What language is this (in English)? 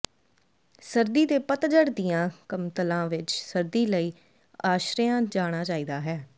Punjabi